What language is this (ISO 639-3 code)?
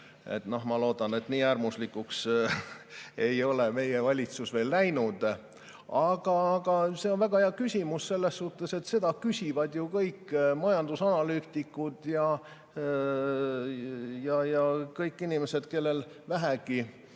est